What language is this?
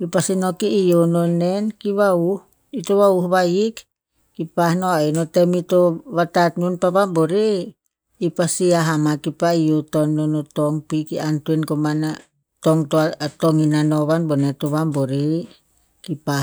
Tinputz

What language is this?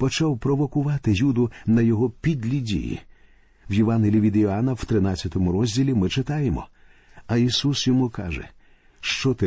Ukrainian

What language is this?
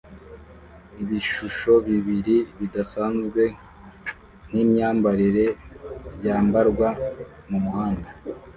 Kinyarwanda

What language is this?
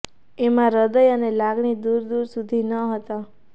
Gujarati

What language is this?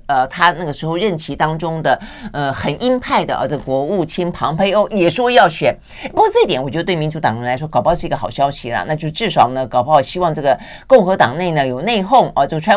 Chinese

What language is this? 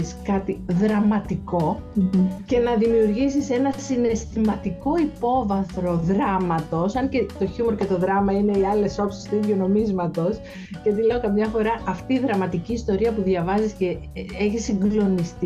Greek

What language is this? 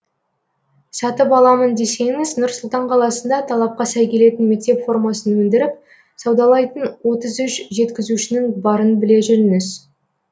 Kazakh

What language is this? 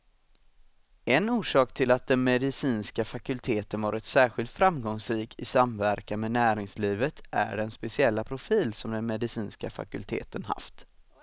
Swedish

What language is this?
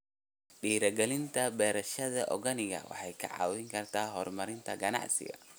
Somali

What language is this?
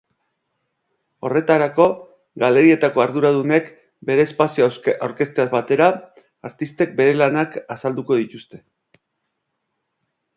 Basque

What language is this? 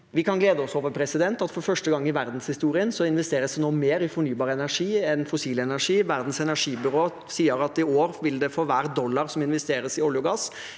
Norwegian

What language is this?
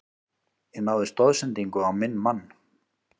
Icelandic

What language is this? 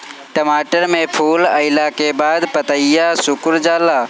Bhojpuri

